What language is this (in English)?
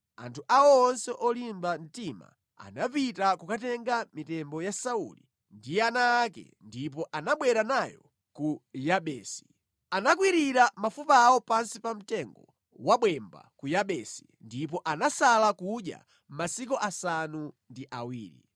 Nyanja